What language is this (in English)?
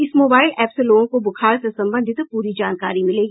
Hindi